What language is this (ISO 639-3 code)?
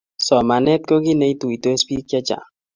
kln